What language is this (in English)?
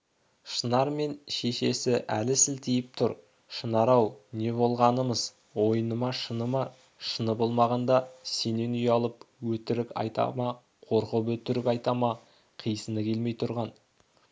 Kazakh